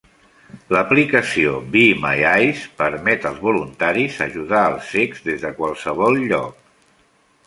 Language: Catalan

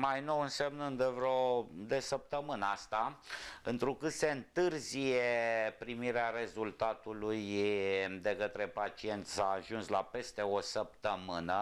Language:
Romanian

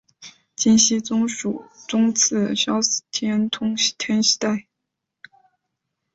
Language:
Chinese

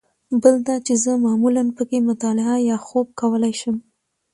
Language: Pashto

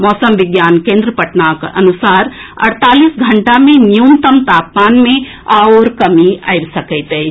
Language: Maithili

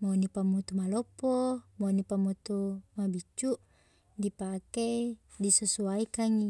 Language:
Buginese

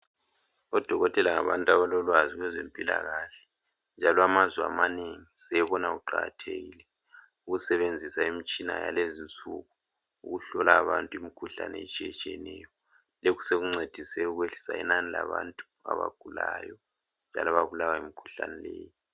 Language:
North Ndebele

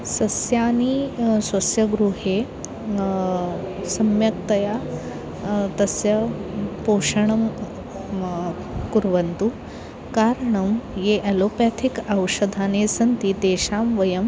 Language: Sanskrit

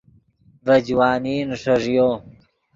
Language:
Yidgha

